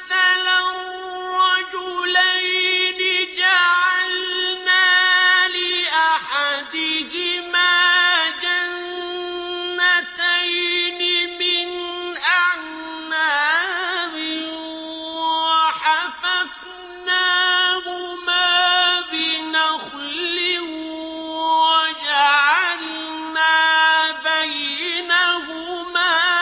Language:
Arabic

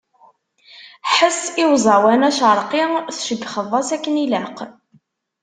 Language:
Kabyle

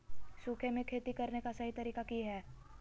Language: Magahi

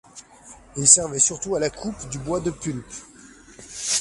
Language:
French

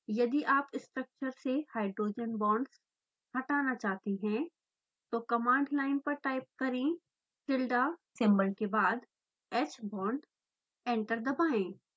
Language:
Hindi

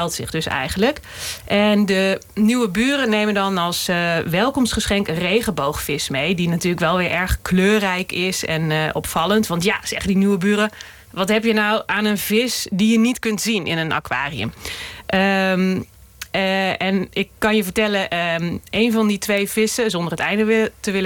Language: Dutch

